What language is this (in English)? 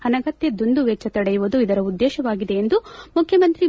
Kannada